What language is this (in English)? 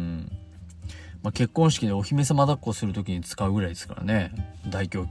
Japanese